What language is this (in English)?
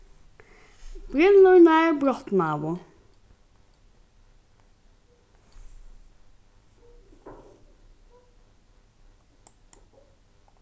Faroese